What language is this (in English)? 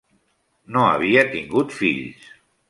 Catalan